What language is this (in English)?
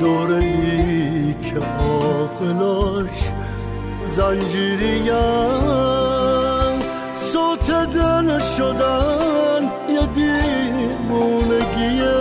Persian